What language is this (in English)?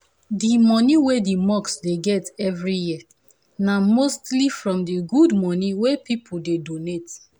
Nigerian Pidgin